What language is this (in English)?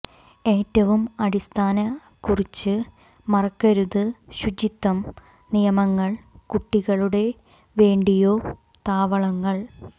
Malayalam